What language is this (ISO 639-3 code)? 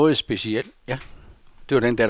dan